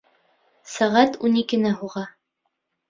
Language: Bashkir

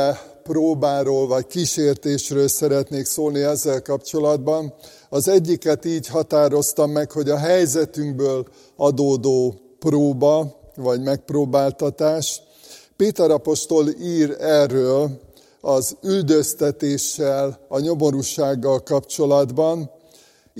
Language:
Hungarian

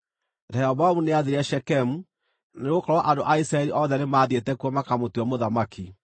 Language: Kikuyu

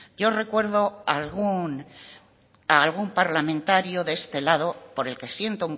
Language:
Spanish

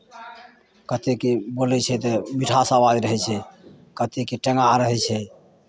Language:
Maithili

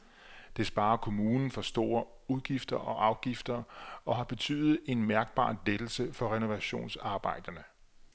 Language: Danish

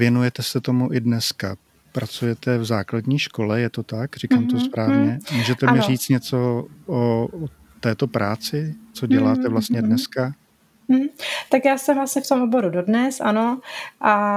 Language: Czech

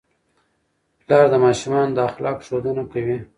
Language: Pashto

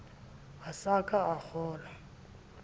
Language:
Southern Sotho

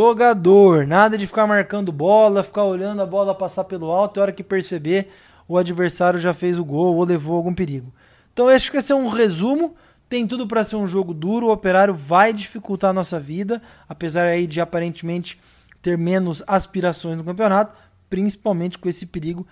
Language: Portuguese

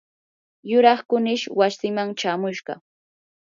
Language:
Yanahuanca Pasco Quechua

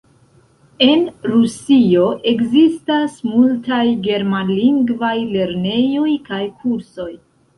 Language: Esperanto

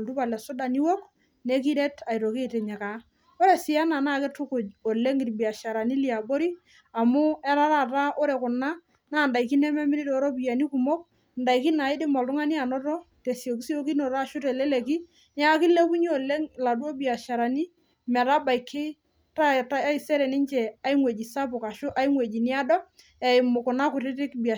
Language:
Masai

